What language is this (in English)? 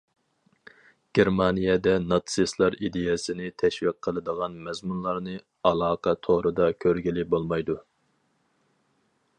Uyghur